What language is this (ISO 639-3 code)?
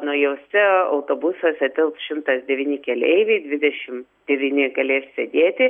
lit